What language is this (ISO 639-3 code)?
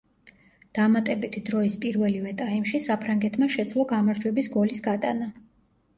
kat